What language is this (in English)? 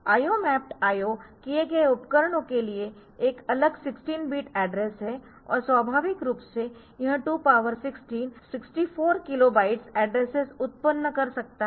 Hindi